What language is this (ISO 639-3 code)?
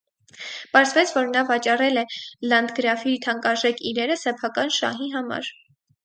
hye